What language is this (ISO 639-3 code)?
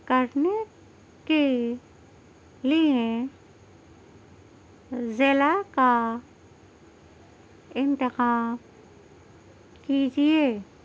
urd